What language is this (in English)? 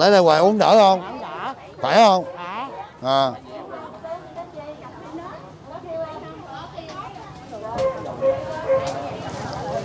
Vietnamese